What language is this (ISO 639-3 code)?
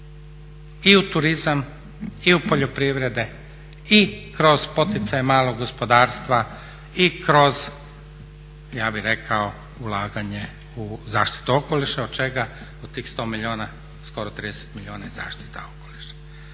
hrv